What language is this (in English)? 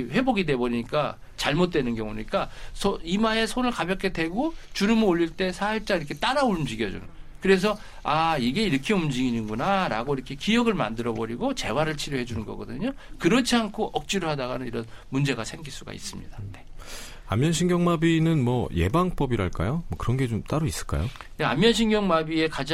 Korean